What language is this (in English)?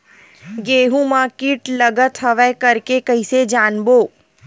Chhattisgarhi